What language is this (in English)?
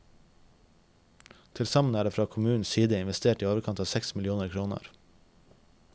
Norwegian